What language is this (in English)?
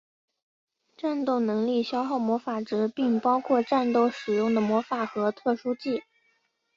Chinese